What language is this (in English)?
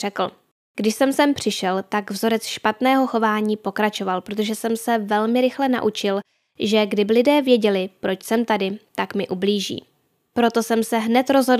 Czech